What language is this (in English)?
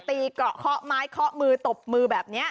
Thai